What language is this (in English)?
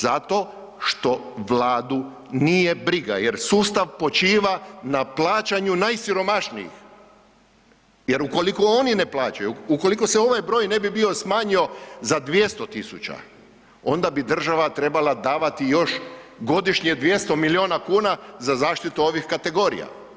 Croatian